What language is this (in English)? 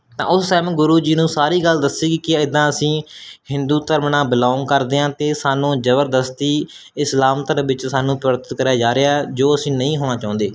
Punjabi